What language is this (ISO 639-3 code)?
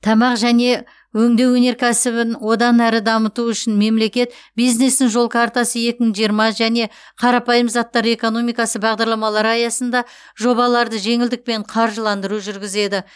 kaz